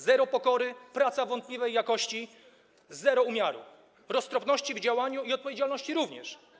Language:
Polish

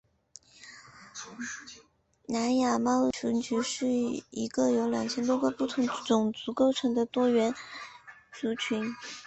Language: Chinese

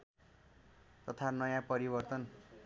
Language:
Nepali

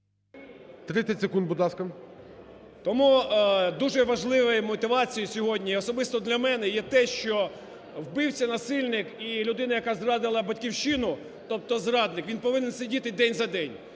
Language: Ukrainian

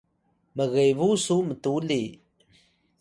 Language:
Atayal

